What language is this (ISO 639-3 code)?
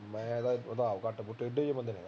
pan